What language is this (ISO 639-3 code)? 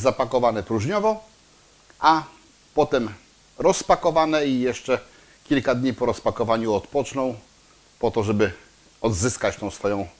pol